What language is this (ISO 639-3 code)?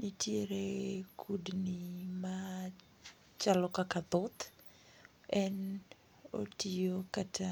luo